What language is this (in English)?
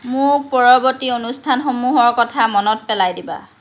Assamese